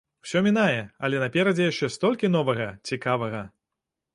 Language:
Belarusian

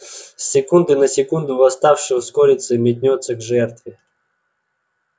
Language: Russian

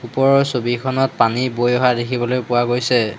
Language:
Assamese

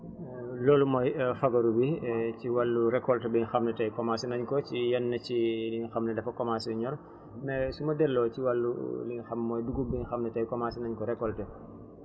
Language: Wolof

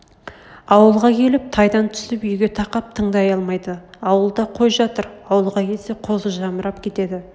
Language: Kazakh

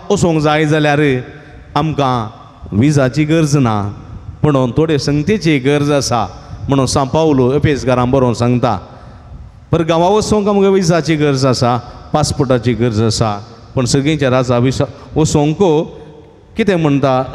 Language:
Marathi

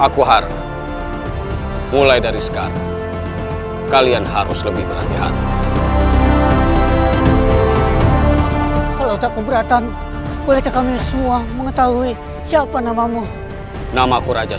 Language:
Indonesian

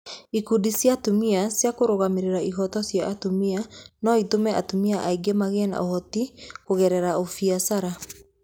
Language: Kikuyu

